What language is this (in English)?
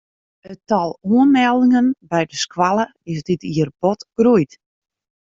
Western Frisian